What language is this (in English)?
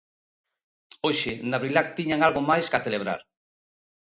Galician